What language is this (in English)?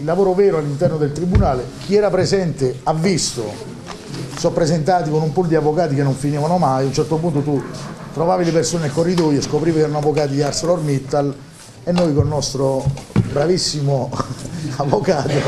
Italian